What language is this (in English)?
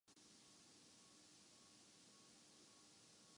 Urdu